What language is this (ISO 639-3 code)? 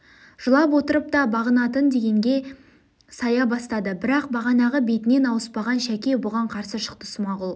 kaz